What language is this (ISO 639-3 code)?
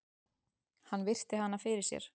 isl